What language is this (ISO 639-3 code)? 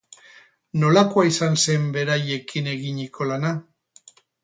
eus